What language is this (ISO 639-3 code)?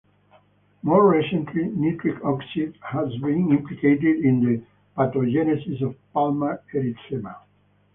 eng